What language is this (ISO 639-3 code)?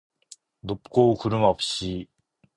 kor